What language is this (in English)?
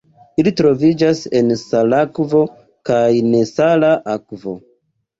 Esperanto